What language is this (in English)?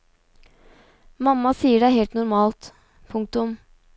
Norwegian